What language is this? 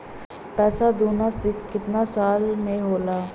Bhojpuri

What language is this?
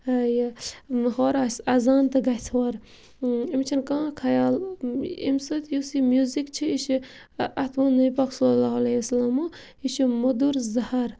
Kashmiri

